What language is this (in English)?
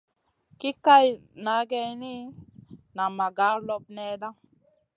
Masana